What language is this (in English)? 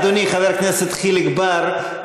Hebrew